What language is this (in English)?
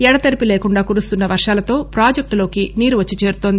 Telugu